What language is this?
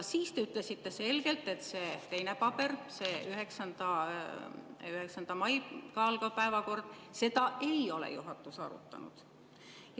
Estonian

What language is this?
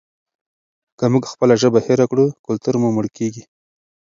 Pashto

